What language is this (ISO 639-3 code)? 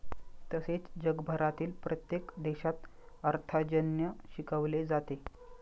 mar